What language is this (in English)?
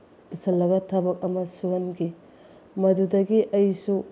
Manipuri